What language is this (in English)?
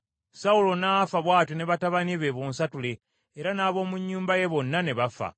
Ganda